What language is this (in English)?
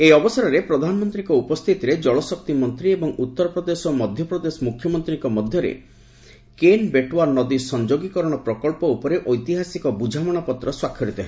Odia